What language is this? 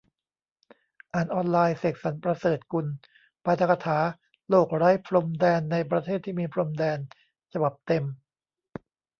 Thai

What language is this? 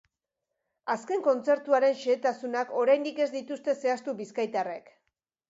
Basque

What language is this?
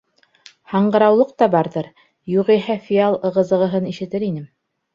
Bashkir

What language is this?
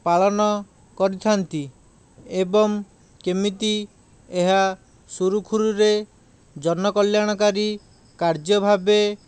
Odia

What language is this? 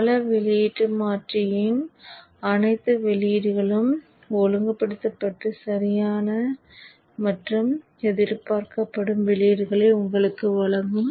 Tamil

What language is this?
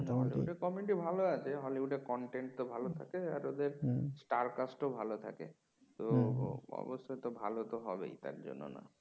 Bangla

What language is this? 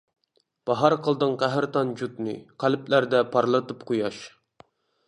Uyghur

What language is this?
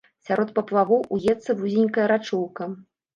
Belarusian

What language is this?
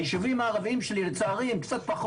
Hebrew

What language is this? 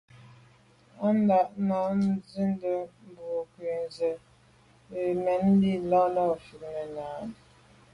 Medumba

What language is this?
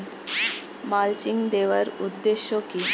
Bangla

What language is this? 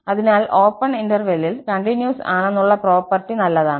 Malayalam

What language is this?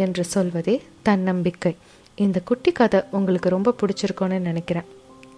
Tamil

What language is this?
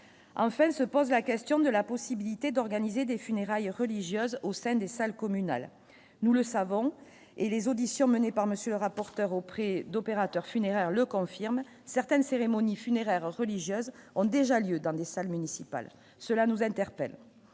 French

